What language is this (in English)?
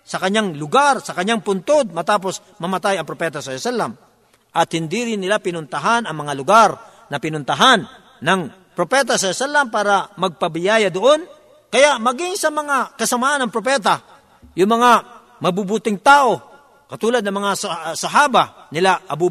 Filipino